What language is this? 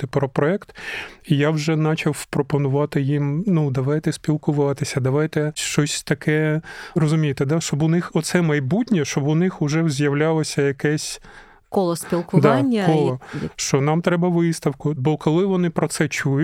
Ukrainian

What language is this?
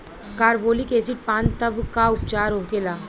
Bhojpuri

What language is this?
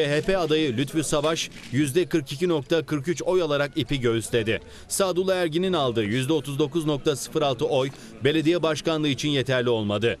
Turkish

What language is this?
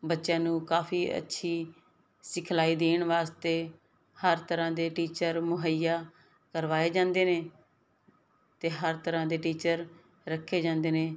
Punjabi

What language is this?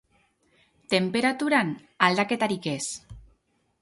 Basque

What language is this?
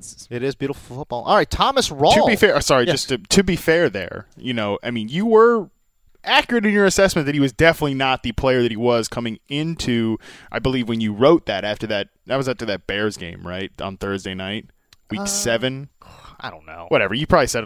English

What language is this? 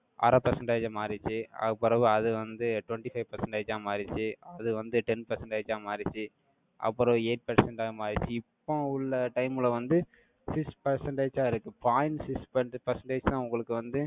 Tamil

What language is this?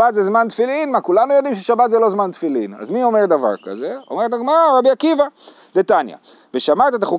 Hebrew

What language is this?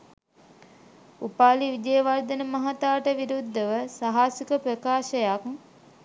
Sinhala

